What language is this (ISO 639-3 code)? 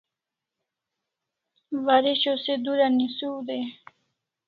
kls